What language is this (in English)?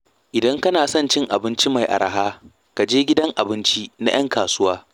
Hausa